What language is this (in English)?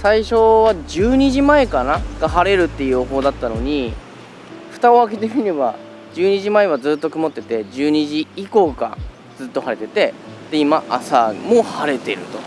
Japanese